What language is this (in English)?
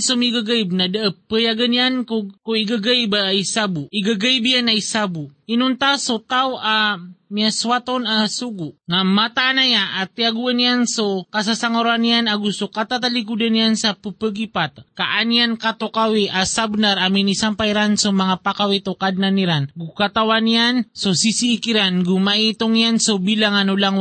Filipino